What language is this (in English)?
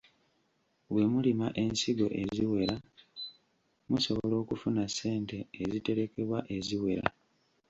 Ganda